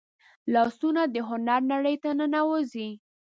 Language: Pashto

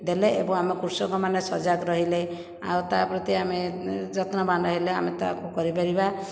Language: Odia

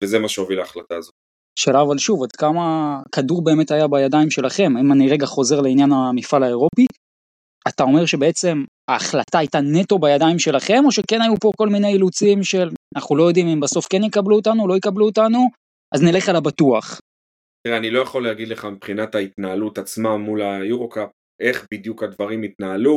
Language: Hebrew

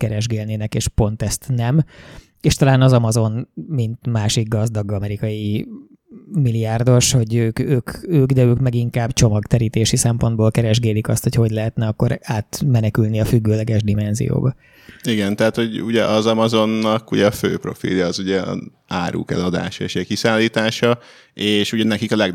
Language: Hungarian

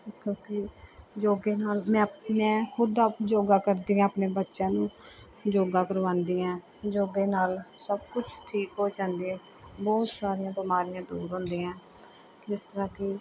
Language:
Punjabi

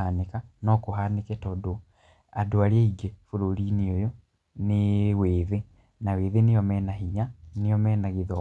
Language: Kikuyu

